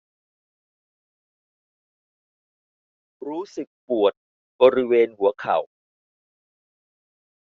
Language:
Thai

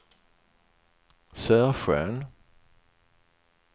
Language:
Swedish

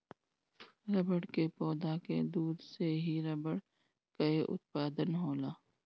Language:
Bhojpuri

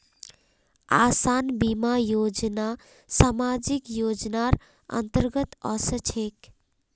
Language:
Magahi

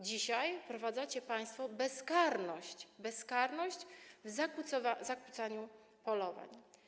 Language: Polish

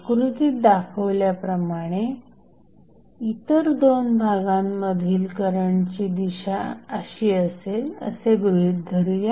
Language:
Marathi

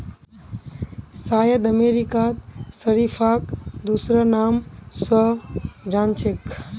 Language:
Magahi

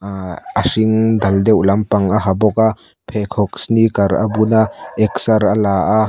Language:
Mizo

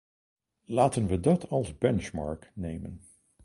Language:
Dutch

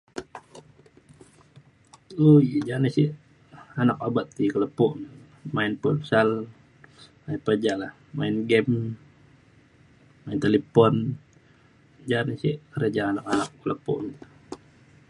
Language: Mainstream Kenyah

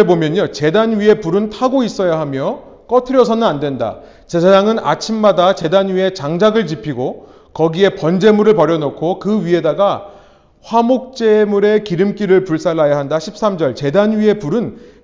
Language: Korean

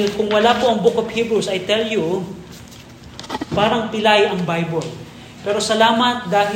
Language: Filipino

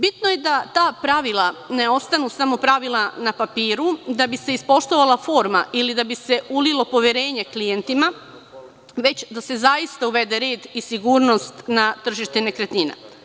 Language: Serbian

